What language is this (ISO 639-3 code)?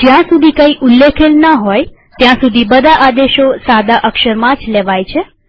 guj